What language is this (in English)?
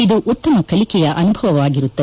Kannada